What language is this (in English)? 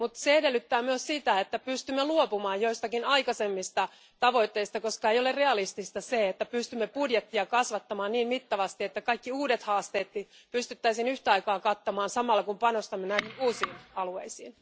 Finnish